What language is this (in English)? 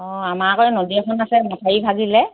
Assamese